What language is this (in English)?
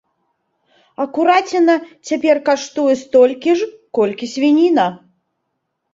Belarusian